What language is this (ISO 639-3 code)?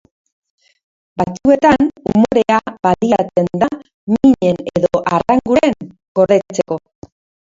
eus